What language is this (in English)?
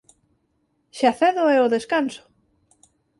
Galician